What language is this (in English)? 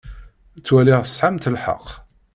Kabyle